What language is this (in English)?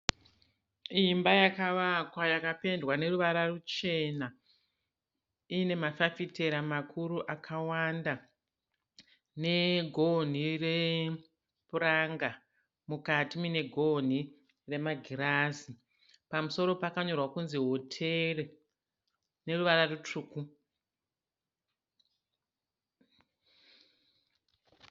Shona